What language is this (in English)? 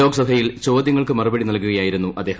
Malayalam